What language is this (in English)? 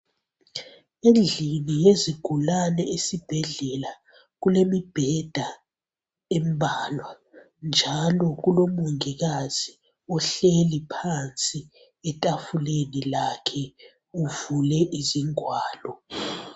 North Ndebele